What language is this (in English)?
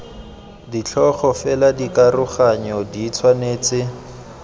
Tswana